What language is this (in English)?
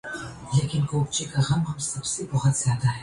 Urdu